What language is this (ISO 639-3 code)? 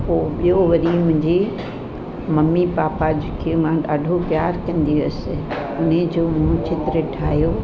snd